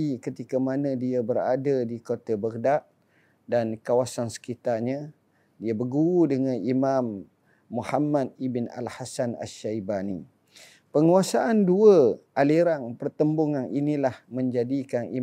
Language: Malay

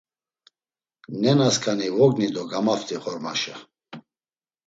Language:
Laz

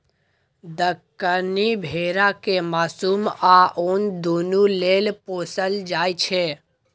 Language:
Maithili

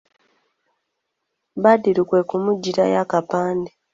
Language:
Ganda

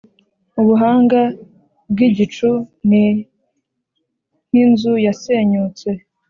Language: Kinyarwanda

